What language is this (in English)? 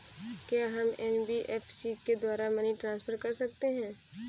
Hindi